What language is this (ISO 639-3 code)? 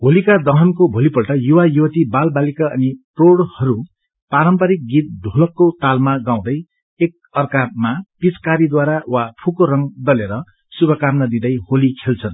nep